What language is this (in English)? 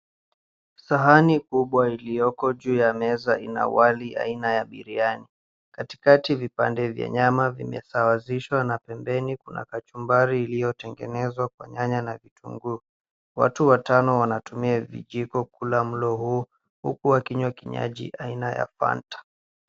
Swahili